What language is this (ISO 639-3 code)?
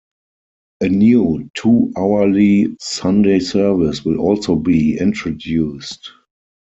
eng